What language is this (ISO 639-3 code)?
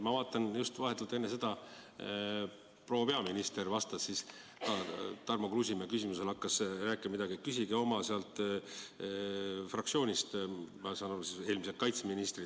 est